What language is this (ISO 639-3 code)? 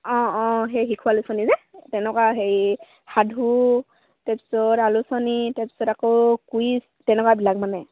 asm